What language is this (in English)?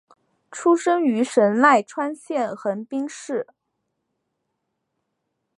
Chinese